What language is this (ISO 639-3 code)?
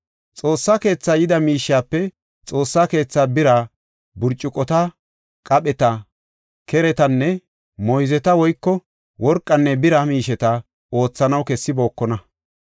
gof